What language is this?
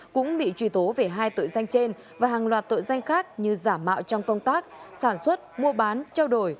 Vietnamese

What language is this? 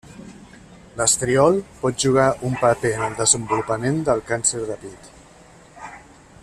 Catalan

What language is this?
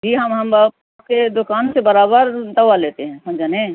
Urdu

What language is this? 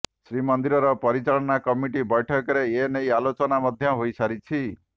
Odia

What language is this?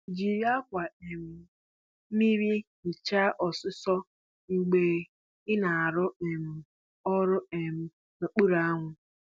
Igbo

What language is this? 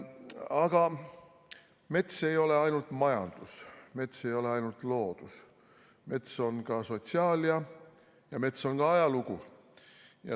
Estonian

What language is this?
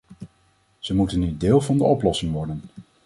Dutch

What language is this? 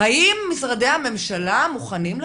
Hebrew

